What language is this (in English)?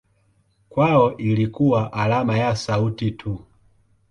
Swahili